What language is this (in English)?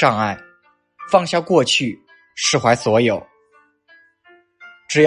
Chinese